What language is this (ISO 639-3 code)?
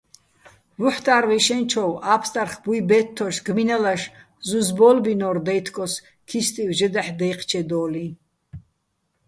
bbl